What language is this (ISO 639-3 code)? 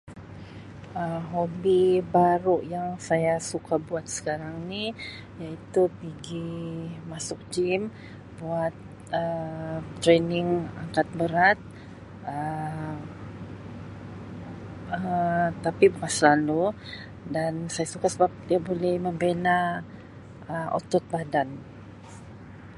msi